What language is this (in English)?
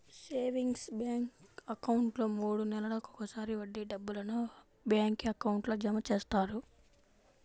Telugu